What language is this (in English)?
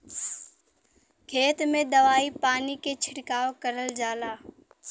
Bhojpuri